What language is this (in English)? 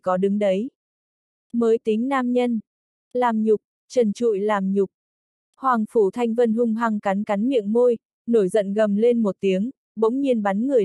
Vietnamese